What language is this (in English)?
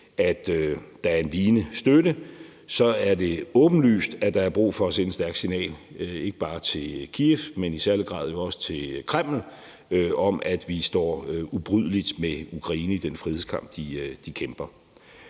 Danish